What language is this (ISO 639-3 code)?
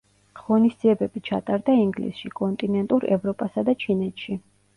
kat